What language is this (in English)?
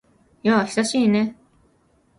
Japanese